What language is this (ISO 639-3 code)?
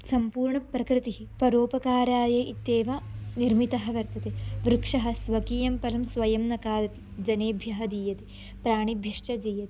san